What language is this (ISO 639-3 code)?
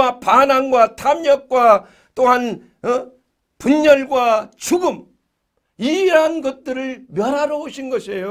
kor